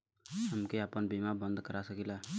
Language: Bhojpuri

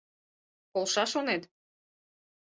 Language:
Mari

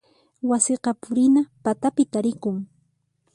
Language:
Puno Quechua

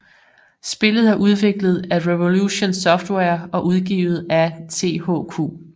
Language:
Danish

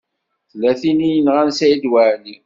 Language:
Kabyle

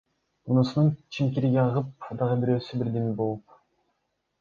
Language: Kyrgyz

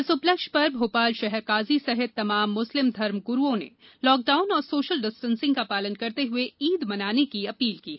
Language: Hindi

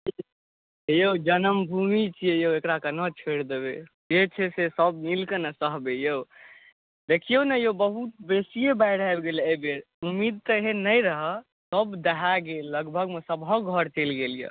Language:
Maithili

